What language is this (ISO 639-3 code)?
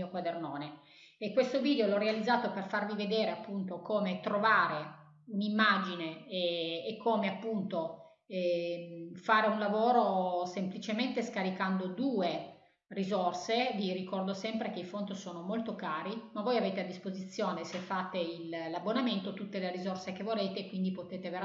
ita